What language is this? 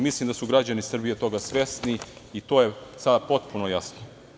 Serbian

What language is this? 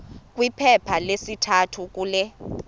Xhosa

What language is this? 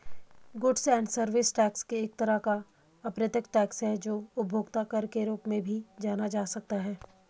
Hindi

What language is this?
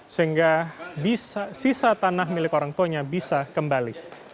Indonesian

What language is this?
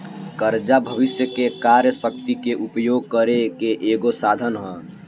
Bhojpuri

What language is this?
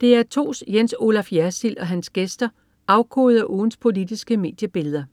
Danish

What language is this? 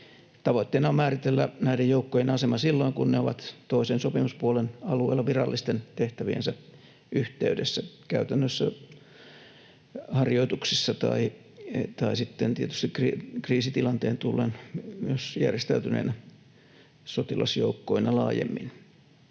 Finnish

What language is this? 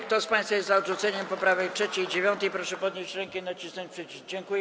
Polish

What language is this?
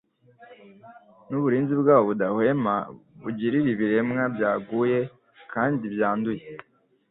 Kinyarwanda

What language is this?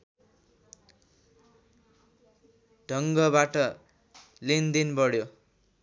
Nepali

